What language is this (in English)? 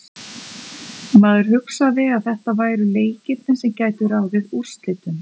Icelandic